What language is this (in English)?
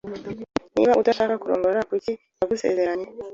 Kinyarwanda